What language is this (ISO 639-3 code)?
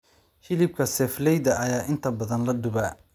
som